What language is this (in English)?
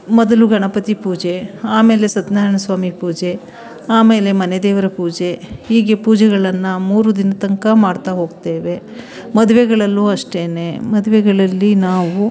Kannada